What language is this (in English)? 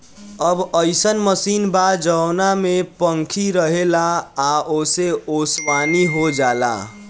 Bhojpuri